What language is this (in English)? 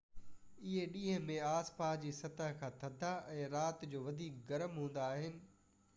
Sindhi